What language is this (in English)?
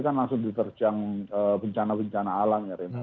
Indonesian